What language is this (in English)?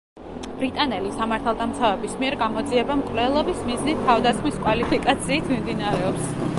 Georgian